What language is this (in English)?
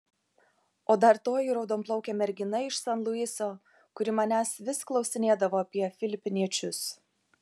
Lithuanian